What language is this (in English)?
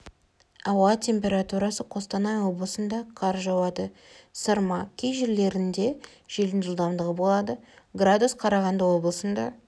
Kazakh